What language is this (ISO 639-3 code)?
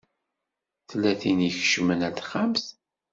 kab